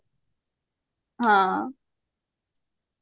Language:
Odia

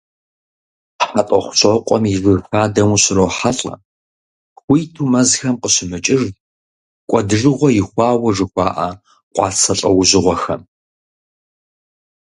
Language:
Kabardian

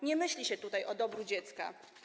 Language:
Polish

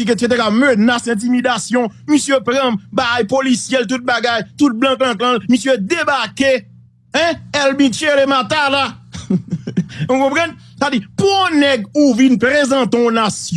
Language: French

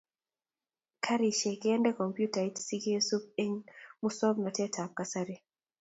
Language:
Kalenjin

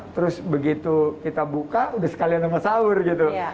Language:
Indonesian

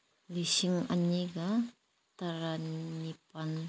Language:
Manipuri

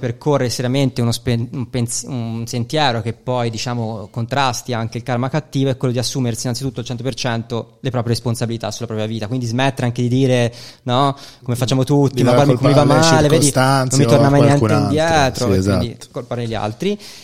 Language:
Italian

